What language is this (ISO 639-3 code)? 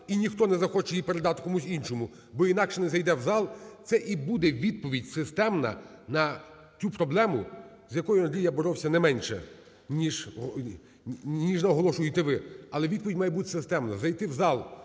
ukr